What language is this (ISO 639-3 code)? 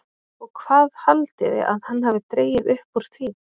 isl